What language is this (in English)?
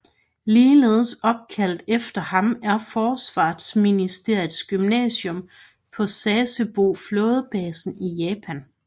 Danish